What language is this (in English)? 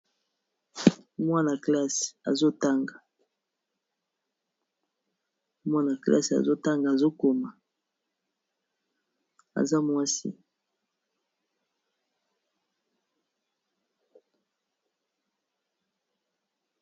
Lingala